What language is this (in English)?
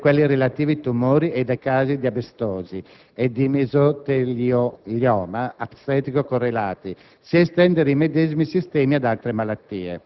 Italian